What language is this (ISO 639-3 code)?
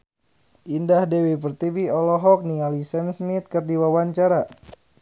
sun